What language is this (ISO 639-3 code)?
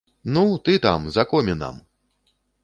bel